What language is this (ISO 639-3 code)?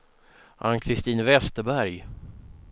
swe